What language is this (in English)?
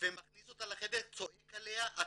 Hebrew